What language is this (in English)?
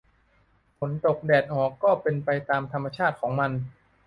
Thai